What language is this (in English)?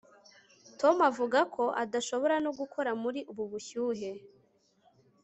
Kinyarwanda